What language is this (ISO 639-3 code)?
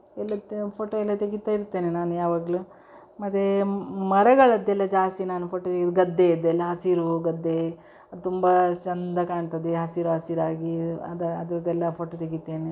kan